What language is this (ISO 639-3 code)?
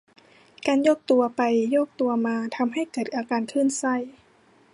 tha